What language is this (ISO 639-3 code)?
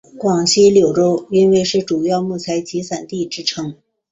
zho